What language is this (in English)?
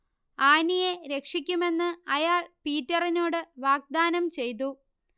Malayalam